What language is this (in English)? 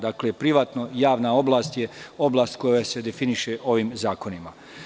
Serbian